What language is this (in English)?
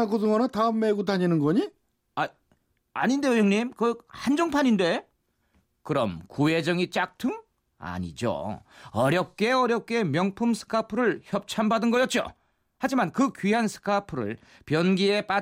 Korean